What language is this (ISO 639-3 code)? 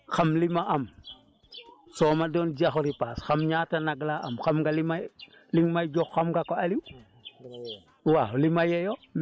wol